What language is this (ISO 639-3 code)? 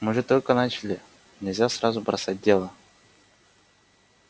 rus